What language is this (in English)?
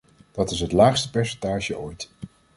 Dutch